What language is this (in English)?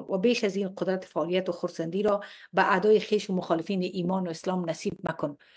Persian